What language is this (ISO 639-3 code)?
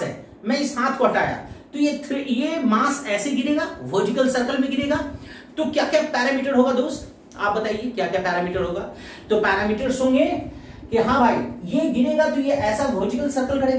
hin